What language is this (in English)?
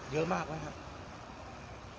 Thai